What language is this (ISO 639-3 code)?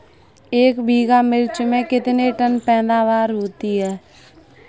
hin